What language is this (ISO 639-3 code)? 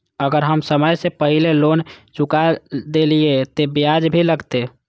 mai